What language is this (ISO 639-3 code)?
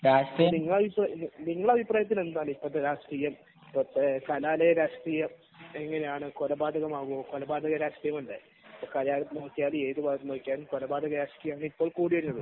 mal